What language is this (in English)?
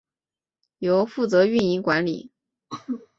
Chinese